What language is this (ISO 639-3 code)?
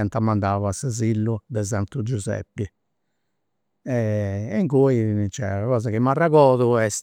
sro